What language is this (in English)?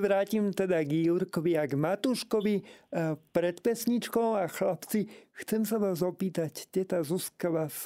Slovak